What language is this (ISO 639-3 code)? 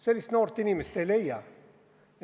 est